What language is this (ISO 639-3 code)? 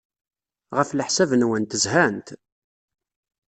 kab